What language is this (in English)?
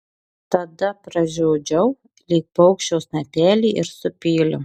Lithuanian